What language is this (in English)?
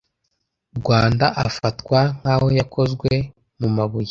Kinyarwanda